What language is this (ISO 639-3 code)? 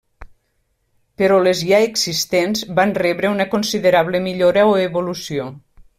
cat